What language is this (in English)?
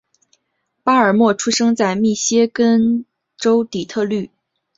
Chinese